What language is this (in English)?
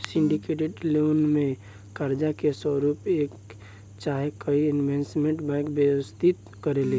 Bhojpuri